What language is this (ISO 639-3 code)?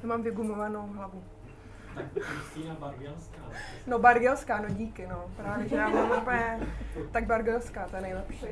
ces